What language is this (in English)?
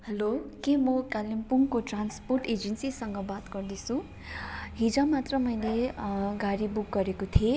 Nepali